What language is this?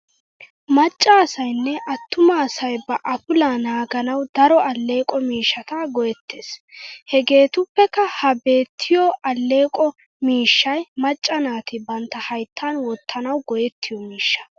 Wolaytta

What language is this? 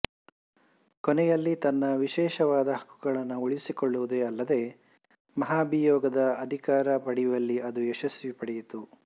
Kannada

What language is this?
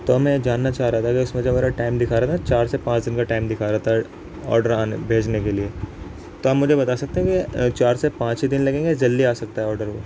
Urdu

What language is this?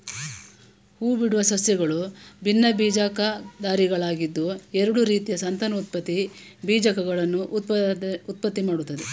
Kannada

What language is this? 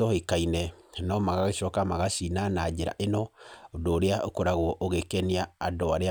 Kikuyu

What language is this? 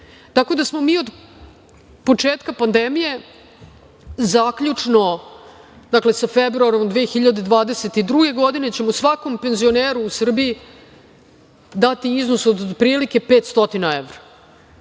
Serbian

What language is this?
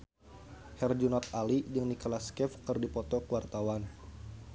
Sundanese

